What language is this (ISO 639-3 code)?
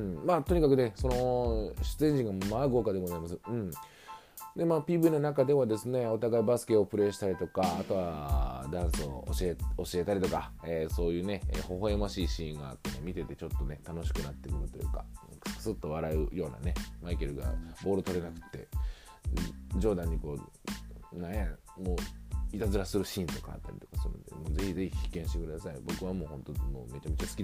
jpn